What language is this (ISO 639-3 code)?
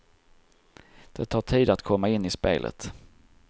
swe